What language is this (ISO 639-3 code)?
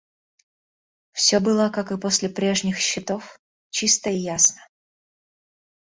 rus